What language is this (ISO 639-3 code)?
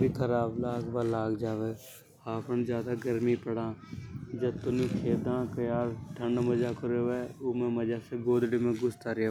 hoj